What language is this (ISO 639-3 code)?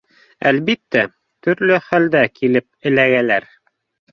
bak